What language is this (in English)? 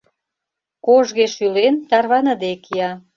Mari